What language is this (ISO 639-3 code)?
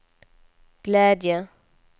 swe